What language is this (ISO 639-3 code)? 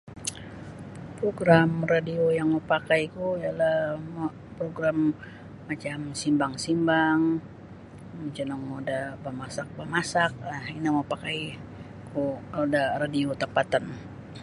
bsy